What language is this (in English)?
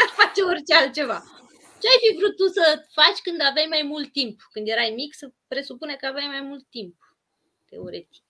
Romanian